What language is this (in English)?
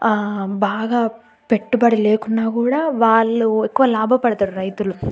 Telugu